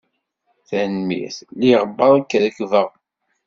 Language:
Kabyle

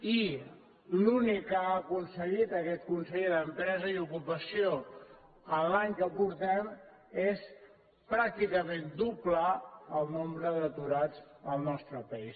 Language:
Catalan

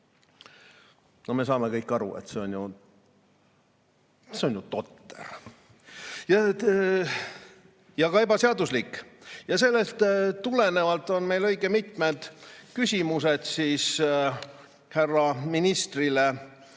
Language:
Estonian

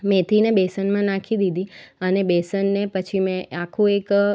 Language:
Gujarati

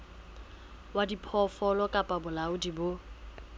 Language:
Southern Sotho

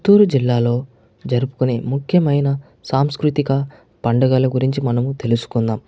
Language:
Telugu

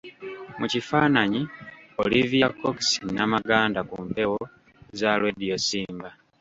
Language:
Ganda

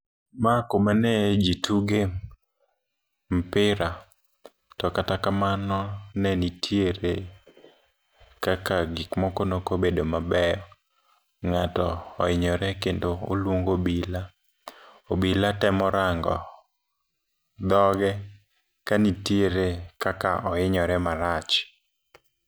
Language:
Luo (Kenya and Tanzania)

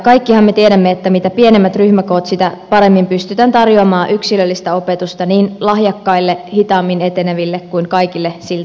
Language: Finnish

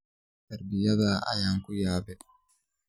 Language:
Somali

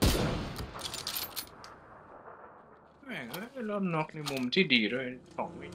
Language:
Thai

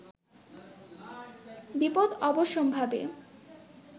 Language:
Bangla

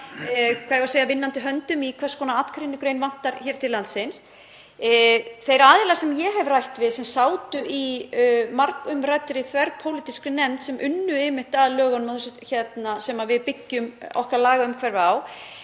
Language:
Icelandic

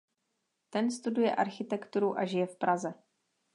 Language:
Czech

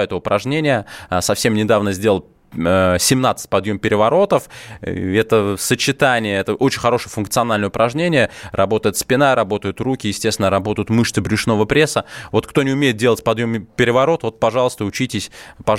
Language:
Russian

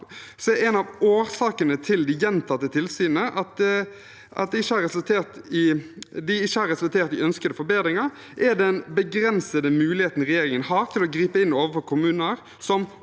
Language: Norwegian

